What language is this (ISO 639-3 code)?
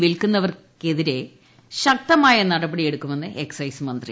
mal